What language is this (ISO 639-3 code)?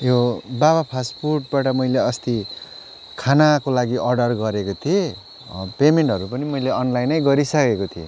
nep